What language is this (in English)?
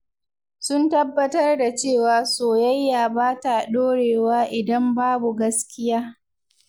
Hausa